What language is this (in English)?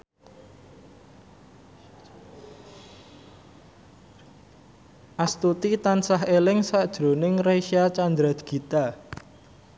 Javanese